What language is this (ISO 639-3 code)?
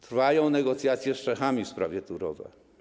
pol